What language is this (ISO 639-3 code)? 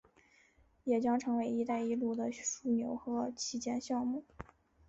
zho